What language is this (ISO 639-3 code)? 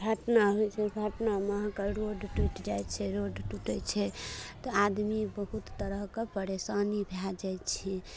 mai